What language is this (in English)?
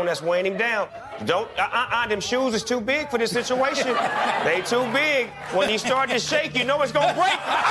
Danish